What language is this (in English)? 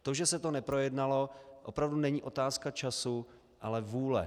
Czech